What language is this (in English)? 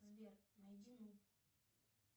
Russian